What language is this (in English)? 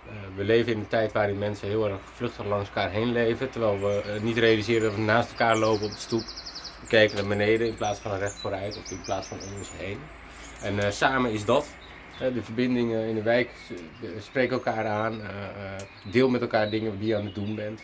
Dutch